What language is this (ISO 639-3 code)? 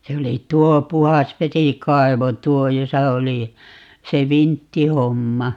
fin